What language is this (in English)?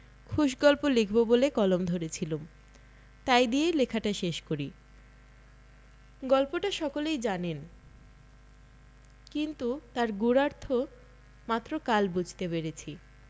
Bangla